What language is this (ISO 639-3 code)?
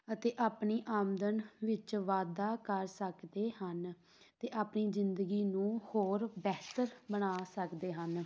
pan